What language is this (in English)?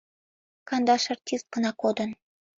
Mari